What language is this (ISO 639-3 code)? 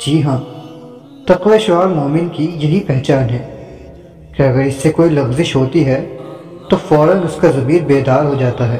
urd